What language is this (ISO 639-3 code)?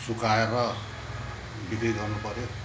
nep